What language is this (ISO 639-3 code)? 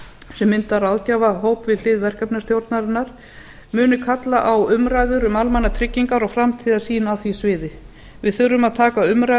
isl